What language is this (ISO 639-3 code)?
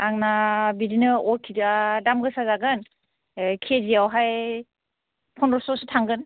brx